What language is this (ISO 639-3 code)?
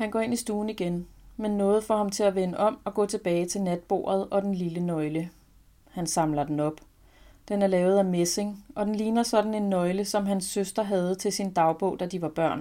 dan